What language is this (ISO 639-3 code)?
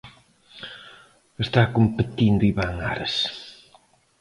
glg